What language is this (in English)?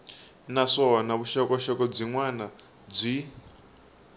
Tsonga